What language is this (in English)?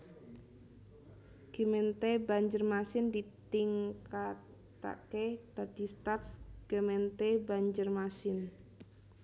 Javanese